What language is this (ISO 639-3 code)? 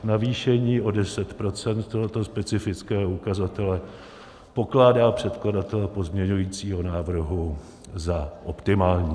ces